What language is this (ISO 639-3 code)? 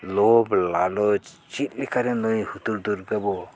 sat